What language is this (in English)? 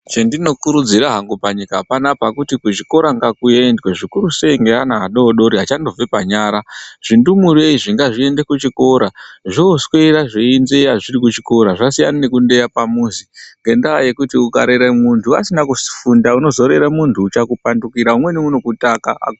Ndau